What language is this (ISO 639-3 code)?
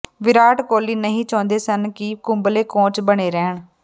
pan